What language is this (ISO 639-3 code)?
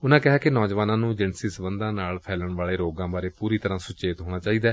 pan